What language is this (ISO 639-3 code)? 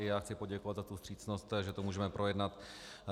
ces